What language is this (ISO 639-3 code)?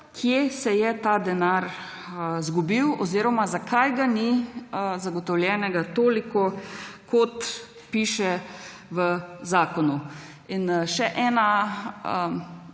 slv